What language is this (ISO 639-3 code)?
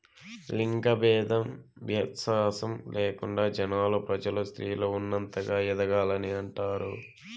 tel